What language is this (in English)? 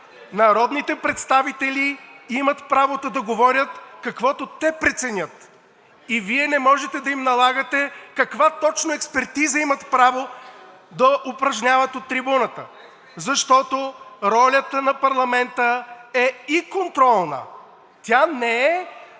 Bulgarian